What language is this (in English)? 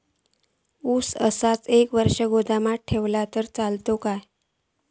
Marathi